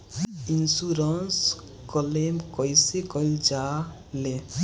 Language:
Bhojpuri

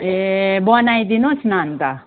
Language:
Nepali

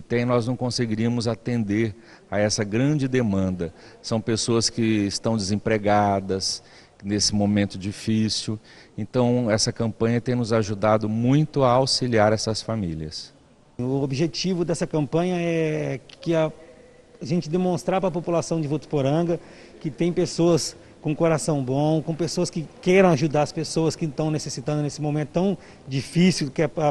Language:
Portuguese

